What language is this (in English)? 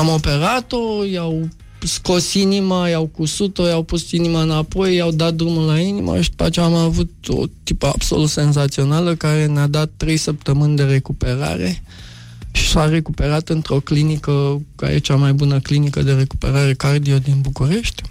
Romanian